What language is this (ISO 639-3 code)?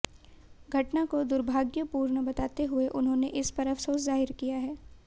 hin